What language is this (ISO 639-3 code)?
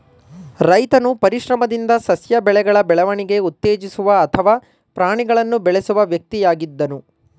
kan